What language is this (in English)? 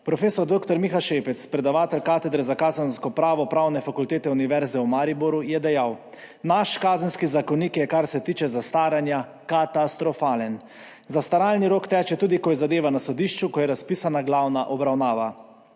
Slovenian